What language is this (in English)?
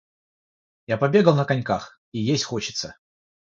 Russian